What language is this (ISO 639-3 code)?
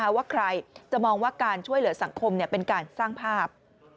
tha